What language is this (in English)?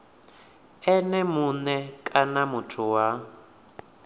Venda